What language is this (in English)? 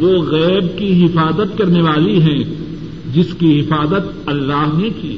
Urdu